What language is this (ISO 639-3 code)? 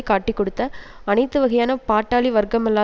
tam